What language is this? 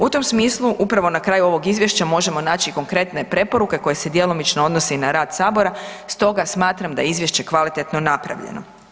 Croatian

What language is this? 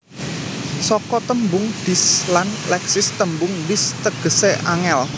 Javanese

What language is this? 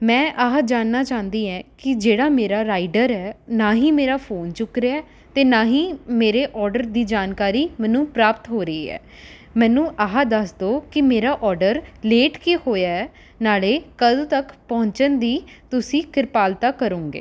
Punjabi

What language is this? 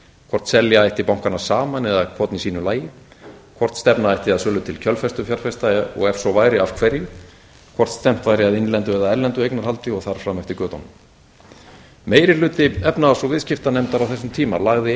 Icelandic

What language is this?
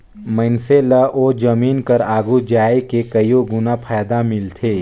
Chhattisgarhi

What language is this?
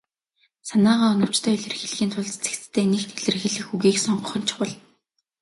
Mongolian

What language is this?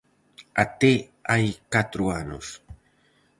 Galician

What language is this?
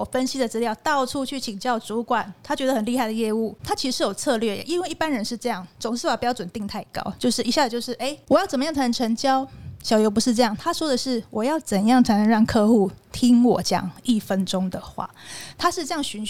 Chinese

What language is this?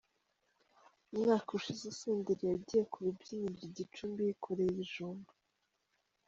Kinyarwanda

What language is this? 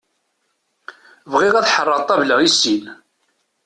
Kabyle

